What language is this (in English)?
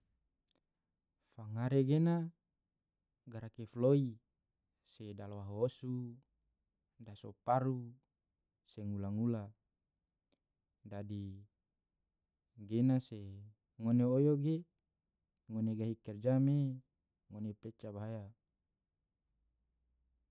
Tidore